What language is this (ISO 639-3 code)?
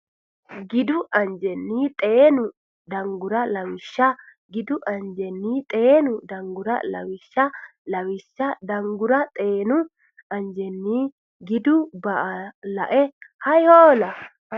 sid